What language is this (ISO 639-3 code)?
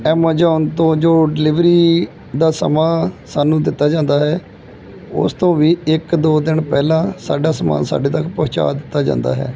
pan